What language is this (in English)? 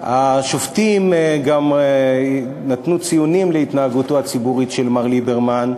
Hebrew